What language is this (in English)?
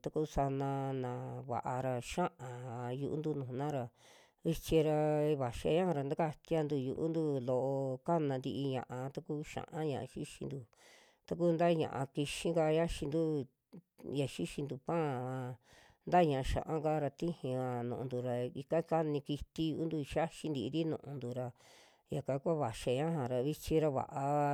Western Juxtlahuaca Mixtec